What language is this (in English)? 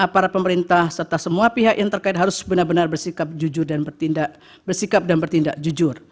Indonesian